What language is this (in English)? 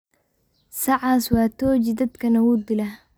Somali